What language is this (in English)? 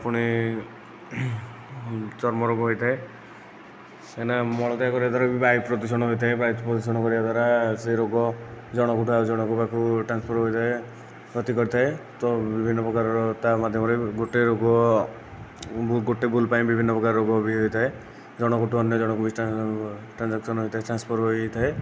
Odia